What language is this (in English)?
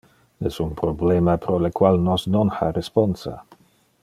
Interlingua